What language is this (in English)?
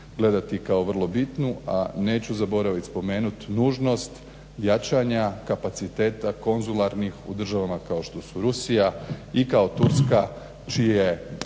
Croatian